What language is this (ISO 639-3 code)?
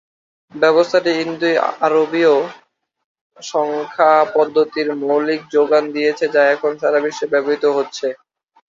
ben